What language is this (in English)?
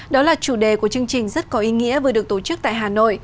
Vietnamese